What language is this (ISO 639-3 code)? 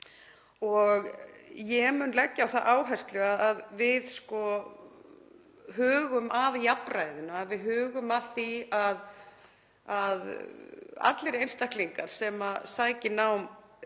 isl